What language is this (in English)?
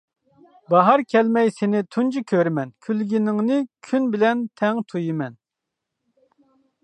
Uyghur